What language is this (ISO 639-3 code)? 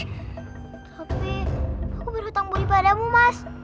ind